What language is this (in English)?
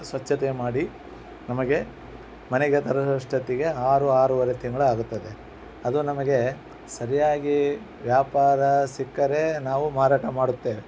Kannada